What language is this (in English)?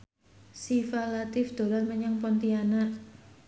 Javanese